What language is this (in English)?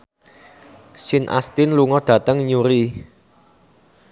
Javanese